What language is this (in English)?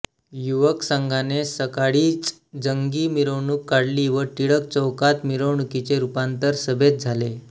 Marathi